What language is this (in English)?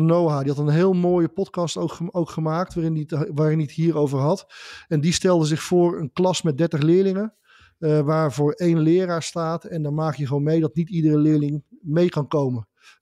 Dutch